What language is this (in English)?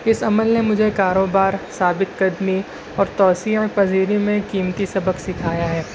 Urdu